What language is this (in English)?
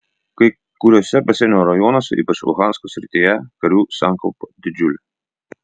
Lithuanian